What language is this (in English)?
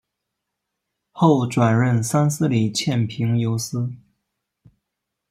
Chinese